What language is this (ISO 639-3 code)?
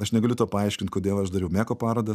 lit